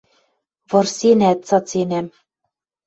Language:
Western Mari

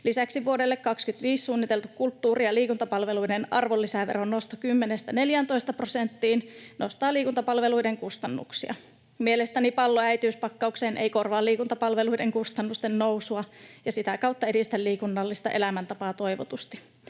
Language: Finnish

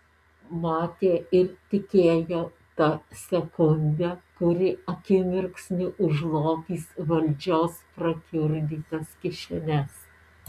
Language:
Lithuanian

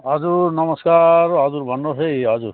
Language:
Nepali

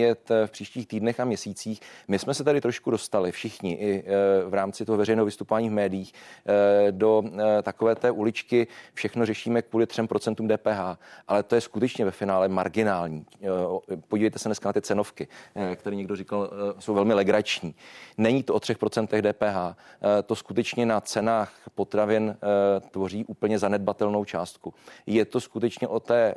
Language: Czech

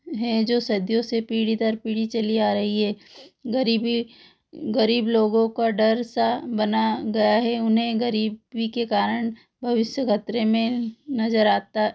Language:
Hindi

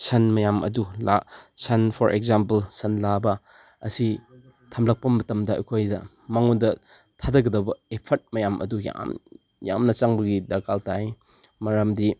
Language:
Manipuri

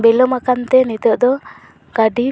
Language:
Santali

